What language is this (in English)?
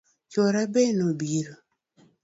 Luo (Kenya and Tanzania)